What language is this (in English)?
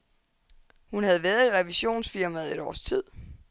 Danish